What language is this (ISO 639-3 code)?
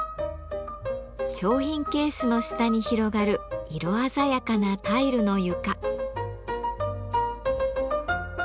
jpn